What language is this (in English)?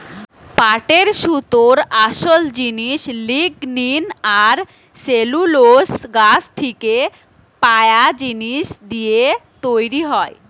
Bangla